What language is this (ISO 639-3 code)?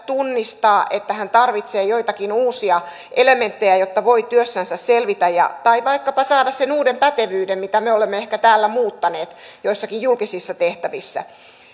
fin